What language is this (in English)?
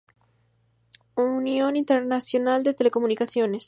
Spanish